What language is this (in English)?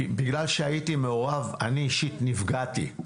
Hebrew